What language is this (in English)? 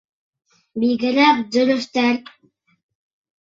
Bashkir